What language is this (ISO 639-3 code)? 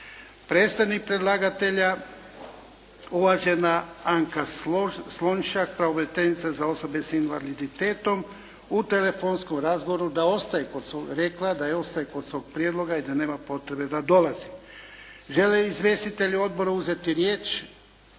hrv